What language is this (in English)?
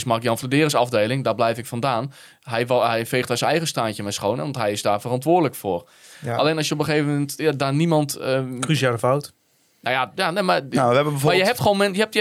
Dutch